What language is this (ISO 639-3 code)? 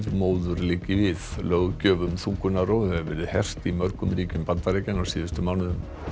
isl